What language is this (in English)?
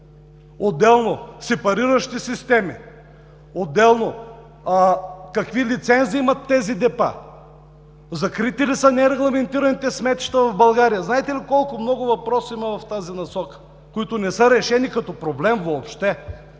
Bulgarian